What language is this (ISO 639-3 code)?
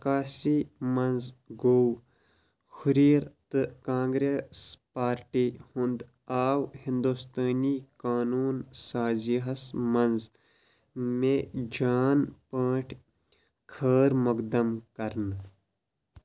kas